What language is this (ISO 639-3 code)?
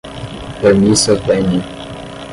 por